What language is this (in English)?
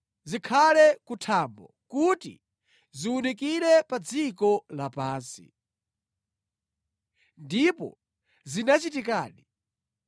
Nyanja